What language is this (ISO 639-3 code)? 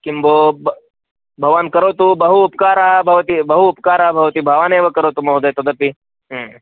san